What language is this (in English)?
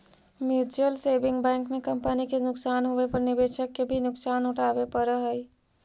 Magahi